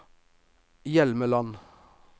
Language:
Norwegian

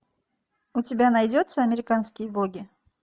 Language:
Russian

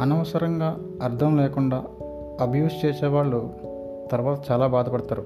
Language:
Telugu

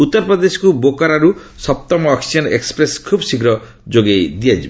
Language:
Odia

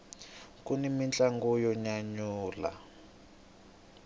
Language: Tsonga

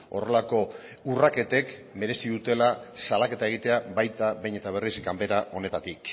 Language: Basque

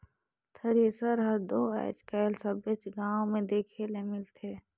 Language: Chhattisgarhi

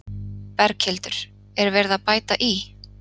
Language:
Icelandic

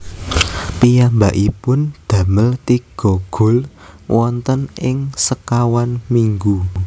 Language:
Javanese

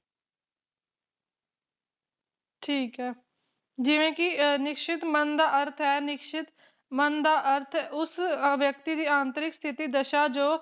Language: Punjabi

